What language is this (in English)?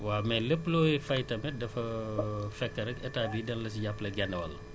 Wolof